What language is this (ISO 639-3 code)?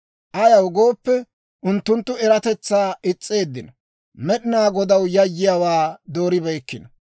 dwr